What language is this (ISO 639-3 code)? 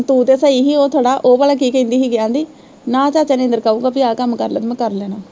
pan